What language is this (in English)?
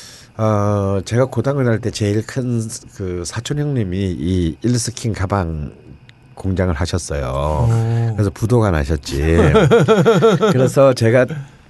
Korean